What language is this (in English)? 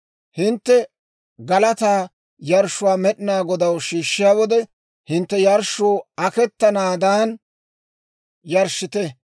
Dawro